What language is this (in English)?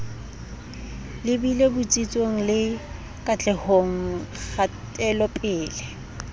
Southern Sotho